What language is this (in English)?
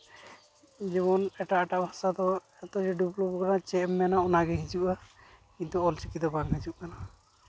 Santali